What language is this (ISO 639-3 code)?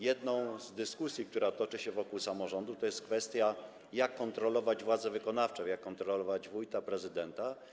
pol